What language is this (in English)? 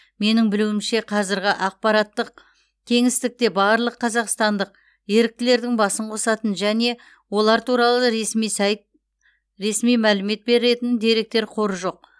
Kazakh